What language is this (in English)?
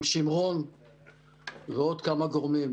Hebrew